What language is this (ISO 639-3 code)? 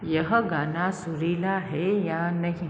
hin